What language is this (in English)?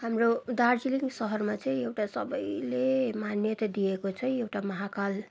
Nepali